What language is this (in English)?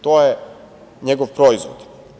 Serbian